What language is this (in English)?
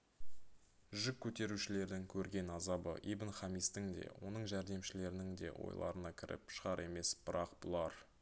Kazakh